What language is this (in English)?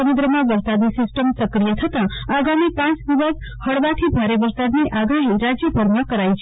Gujarati